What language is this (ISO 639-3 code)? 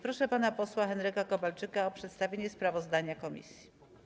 pol